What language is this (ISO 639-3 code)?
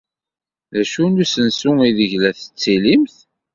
kab